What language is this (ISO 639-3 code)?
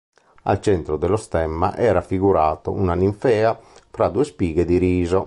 ita